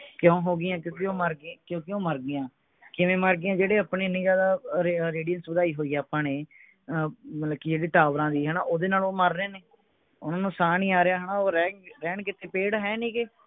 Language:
Punjabi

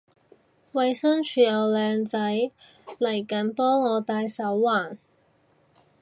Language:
Cantonese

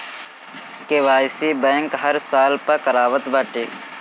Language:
Bhojpuri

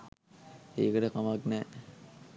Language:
Sinhala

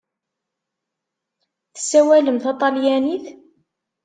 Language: Kabyle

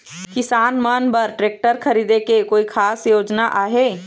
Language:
Chhattisgarhi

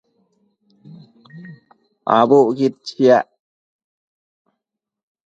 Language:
Matsés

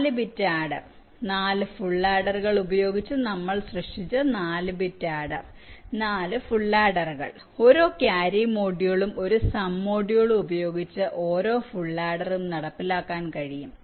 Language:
Malayalam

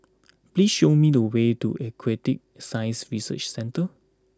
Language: English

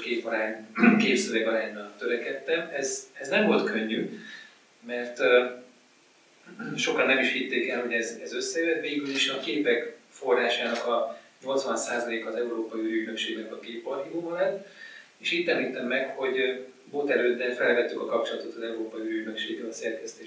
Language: Hungarian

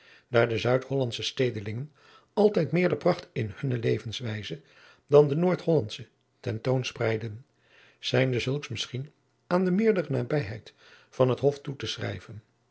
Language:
Dutch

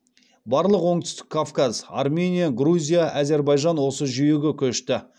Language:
Kazakh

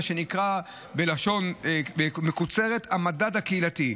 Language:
Hebrew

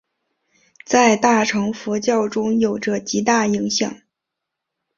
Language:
Chinese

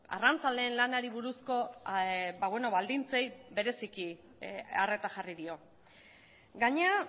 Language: Basque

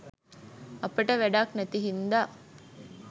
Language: Sinhala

